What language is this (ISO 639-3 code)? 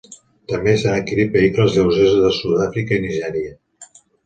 cat